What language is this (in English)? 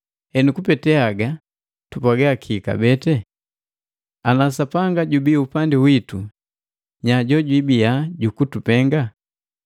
Matengo